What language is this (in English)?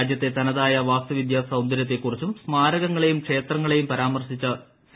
Malayalam